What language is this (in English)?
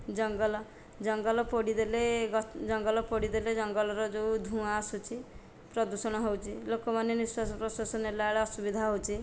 Odia